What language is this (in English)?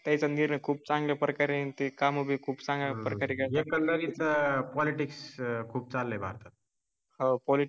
Marathi